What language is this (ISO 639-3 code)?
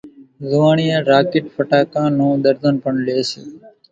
gjk